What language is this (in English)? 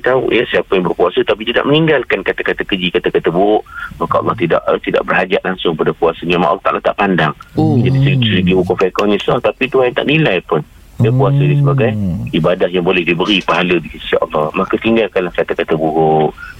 Malay